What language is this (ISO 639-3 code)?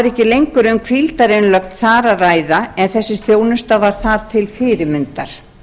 isl